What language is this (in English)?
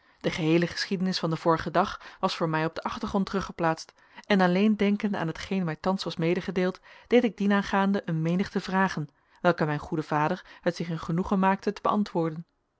Dutch